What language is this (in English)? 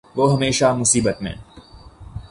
Urdu